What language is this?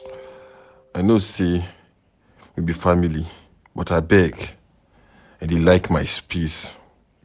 Nigerian Pidgin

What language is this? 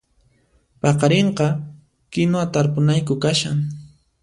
Puno Quechua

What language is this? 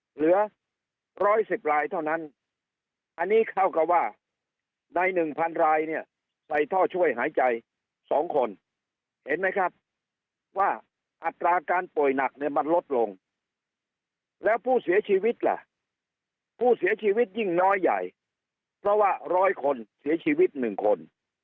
Thai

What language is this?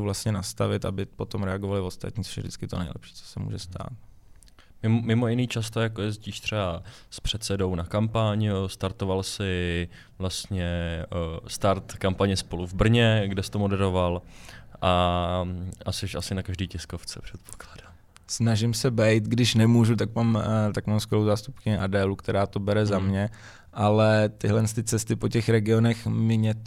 Czech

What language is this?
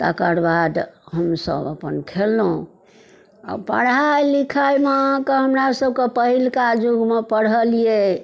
Maithili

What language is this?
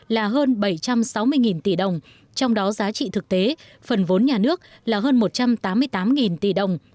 Vietnamese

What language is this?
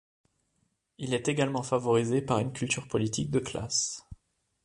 French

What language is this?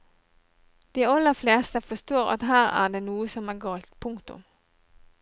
Norwegian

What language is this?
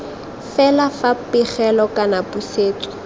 Tswana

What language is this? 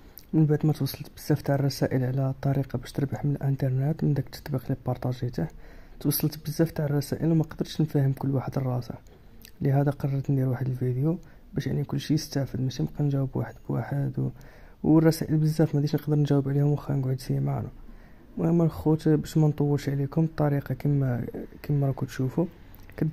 Arabic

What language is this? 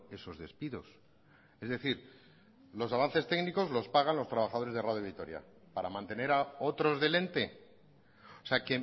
Spanish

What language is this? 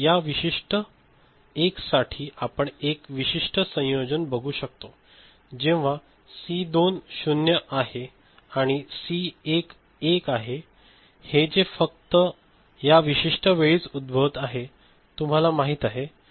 Marathi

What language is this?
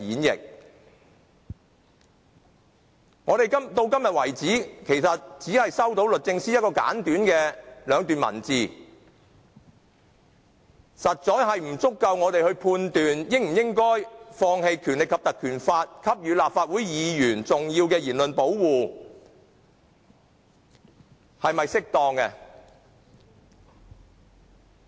Cantonese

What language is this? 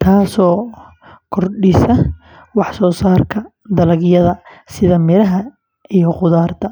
Somali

